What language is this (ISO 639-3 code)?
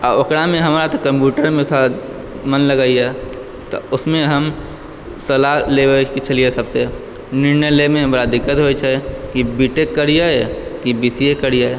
mai